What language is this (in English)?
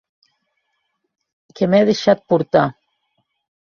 Occitan